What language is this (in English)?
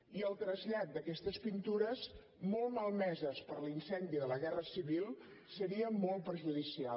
Catalan